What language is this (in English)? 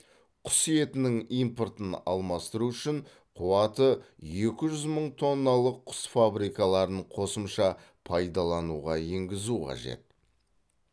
Kazakh